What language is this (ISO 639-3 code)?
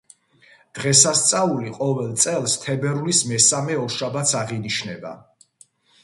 kat